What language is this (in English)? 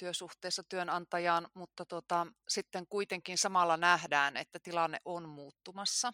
Finnish